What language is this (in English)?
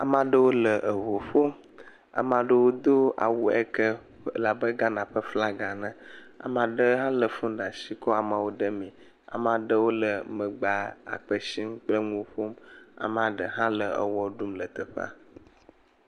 Ewe